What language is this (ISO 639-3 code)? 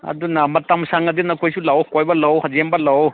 mni